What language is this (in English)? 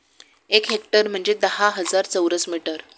Marathi